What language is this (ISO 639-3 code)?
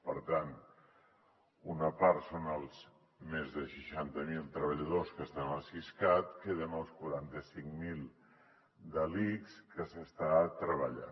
cat